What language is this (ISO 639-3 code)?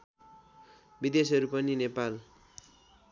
nep